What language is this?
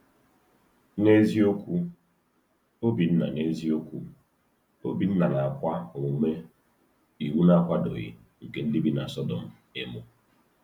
Igbo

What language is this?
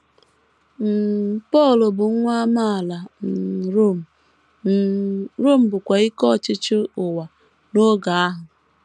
Igbo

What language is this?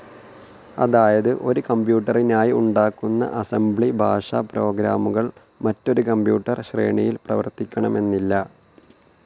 Malayalam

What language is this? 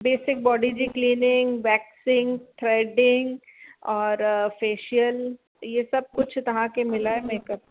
Sindhi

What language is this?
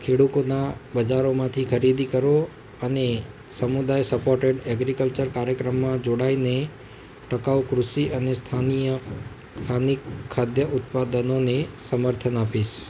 Gujarati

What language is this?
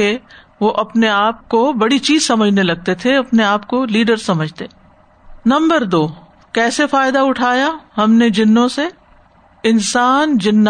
Urdu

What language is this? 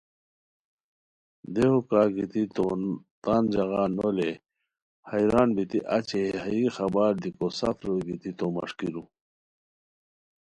Khowar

